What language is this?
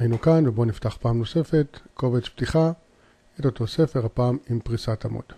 Hebrew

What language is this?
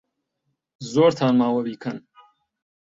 Central Kurdish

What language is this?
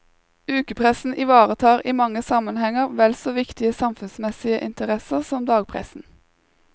Norwegian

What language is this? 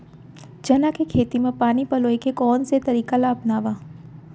Chhattisgarhi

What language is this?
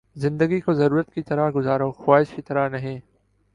Urdu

